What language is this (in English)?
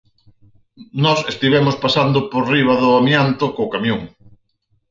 Galician